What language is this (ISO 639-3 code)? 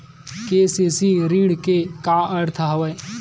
hne